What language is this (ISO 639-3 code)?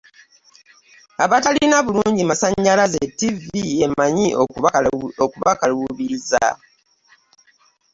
lug